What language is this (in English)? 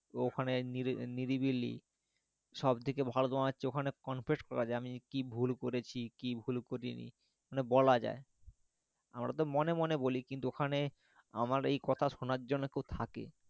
Bangla